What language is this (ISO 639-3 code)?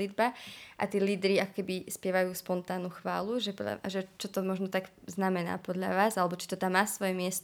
ces